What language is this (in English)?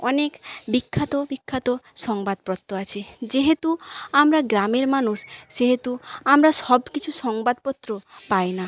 Bangla